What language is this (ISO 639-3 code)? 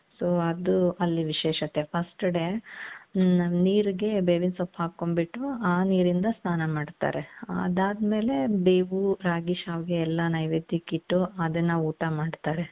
kan